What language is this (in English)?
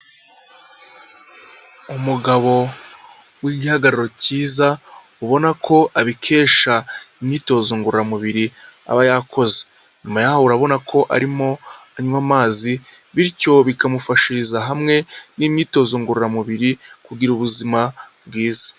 Kinyarwanda